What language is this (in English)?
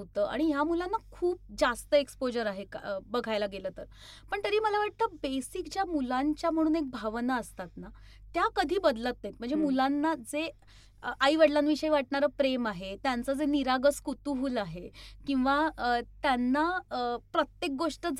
Marathi